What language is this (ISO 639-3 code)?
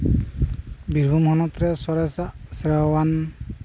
sat